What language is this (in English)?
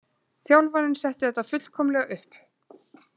Icelandic